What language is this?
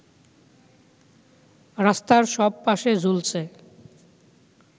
Bangla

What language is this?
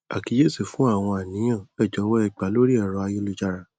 Yoruba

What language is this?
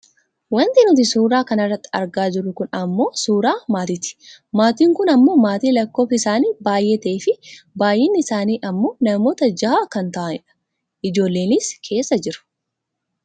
Oromo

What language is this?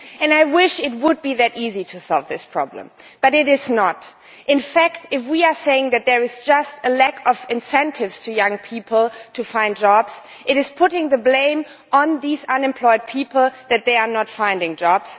English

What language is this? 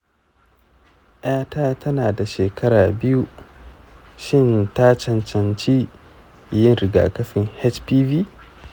Hausa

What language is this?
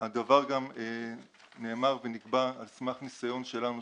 Hebrew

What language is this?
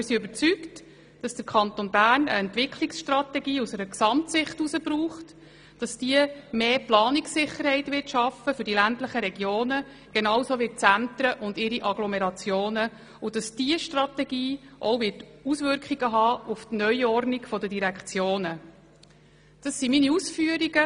Swiss German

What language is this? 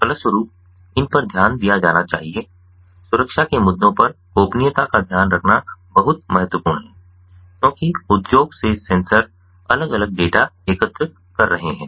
Hindi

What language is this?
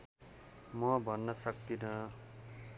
Nepali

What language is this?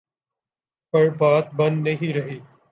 Urdu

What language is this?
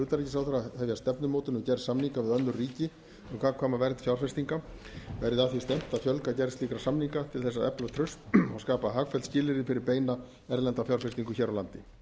Icelandic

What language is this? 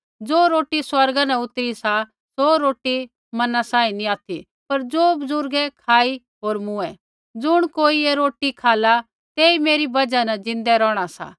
Kullu Pahari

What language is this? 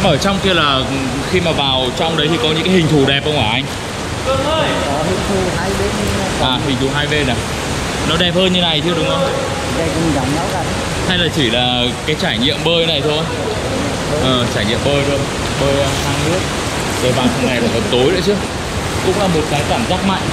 Vietnamese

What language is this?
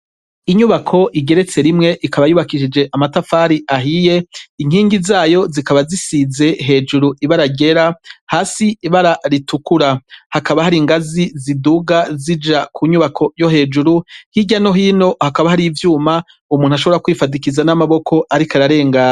Rundi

